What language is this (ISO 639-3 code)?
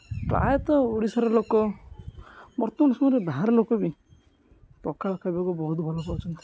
ori